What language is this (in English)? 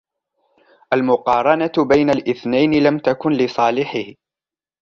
Arabic